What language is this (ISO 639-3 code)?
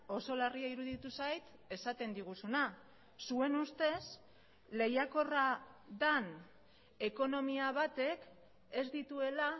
eus